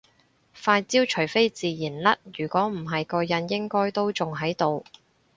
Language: Cantonese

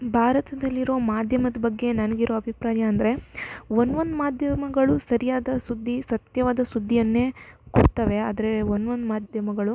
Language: Kannada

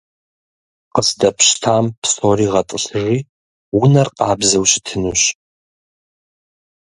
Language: Kabardian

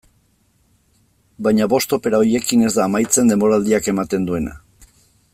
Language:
Basque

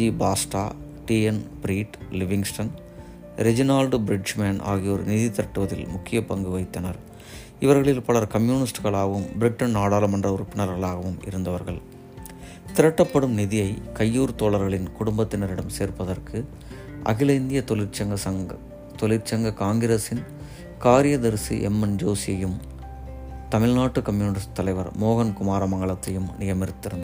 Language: Tamil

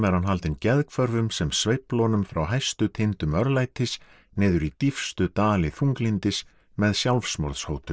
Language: Icelandic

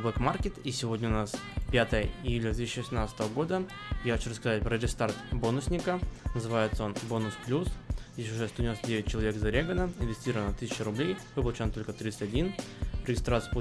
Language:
Russian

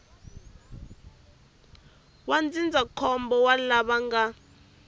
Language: Tsonga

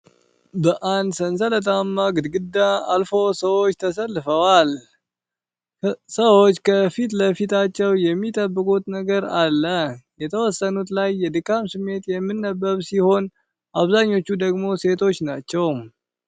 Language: Amharic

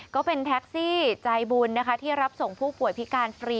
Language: Thai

